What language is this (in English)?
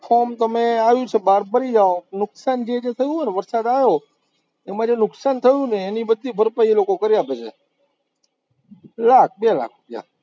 Gujarati